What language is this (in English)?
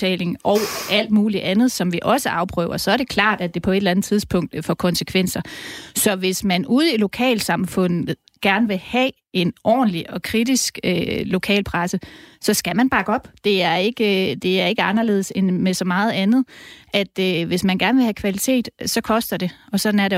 Danish